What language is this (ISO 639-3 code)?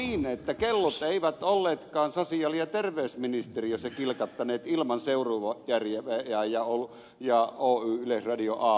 fin